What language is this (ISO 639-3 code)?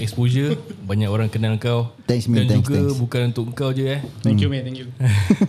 msa